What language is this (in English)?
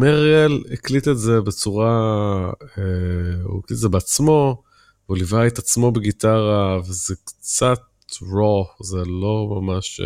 Hebrew